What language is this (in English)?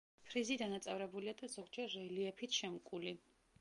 Georgian